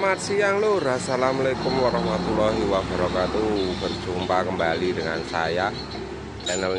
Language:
Indonesian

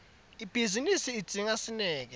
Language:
Swati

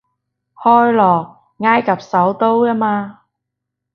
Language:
Cantonese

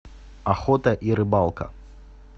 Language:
Russian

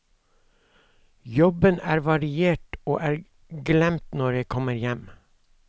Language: Norwegian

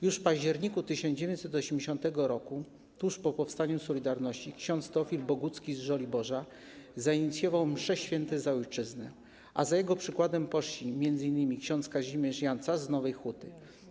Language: Polish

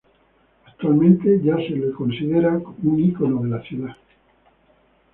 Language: Spanish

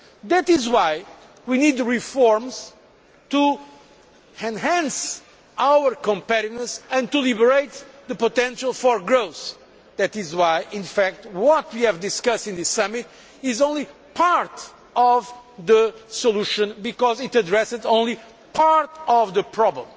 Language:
English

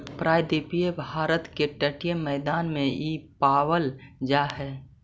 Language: Magahi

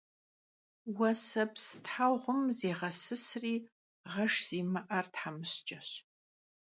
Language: Kabardian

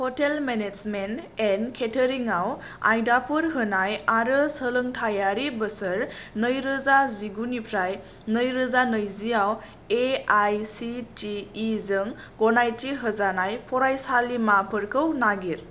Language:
Bodo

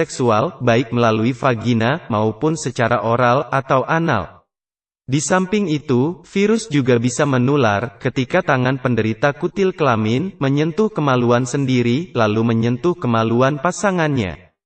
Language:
Indonesian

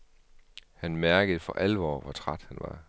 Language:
Danish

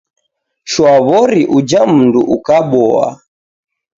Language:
Taita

